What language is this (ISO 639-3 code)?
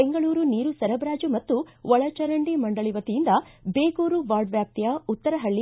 kan